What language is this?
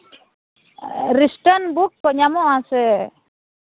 Santali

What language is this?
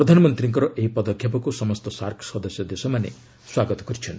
Odia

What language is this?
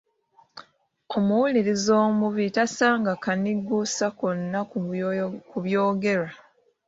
Ganda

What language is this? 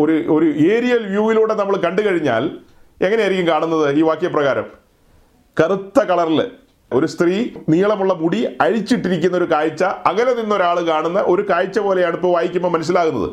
Malayalam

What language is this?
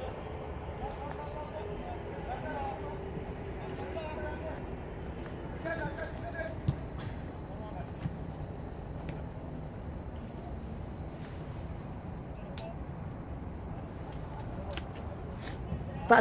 Turkish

